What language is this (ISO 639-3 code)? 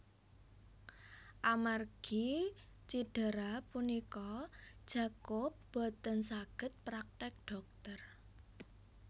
jav